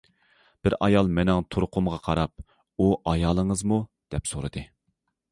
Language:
Uyghur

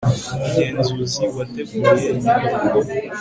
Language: Kinyarwanda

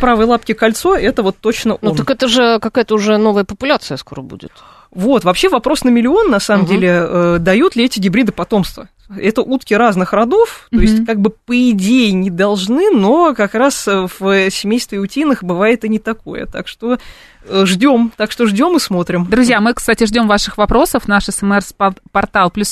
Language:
Russian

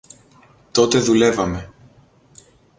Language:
Greek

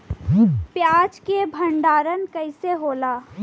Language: Bhojpuri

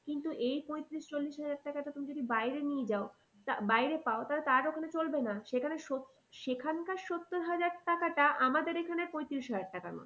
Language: Bangla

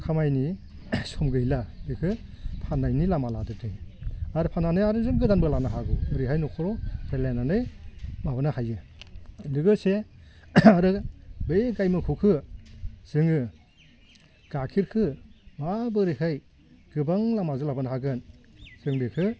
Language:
Bodo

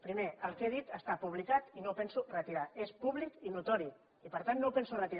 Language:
Catalan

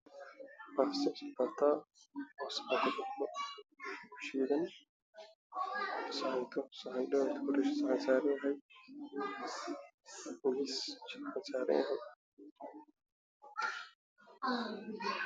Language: Somali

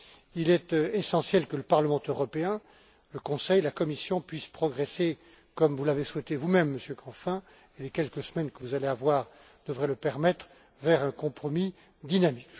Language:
French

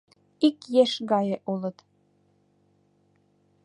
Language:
Mari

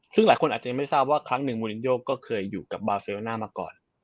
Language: Thai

